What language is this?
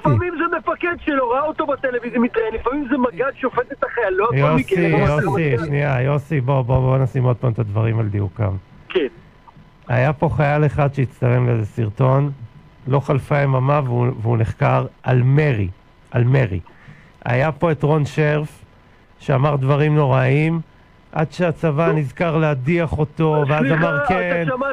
Hebrew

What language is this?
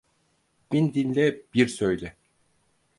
Turkish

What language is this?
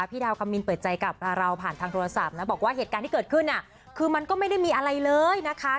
Thai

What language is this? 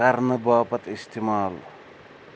Kashmiri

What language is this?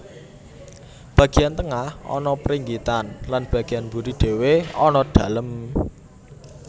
Javanese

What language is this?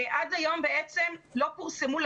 Hebrew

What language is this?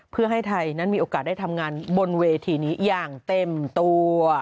Thai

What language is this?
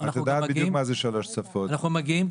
Hebrew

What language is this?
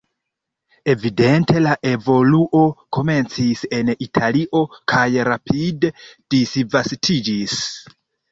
Esperanto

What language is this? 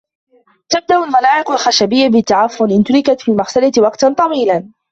Arabic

